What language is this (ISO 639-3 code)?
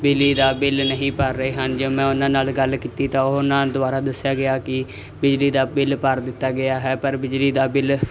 pan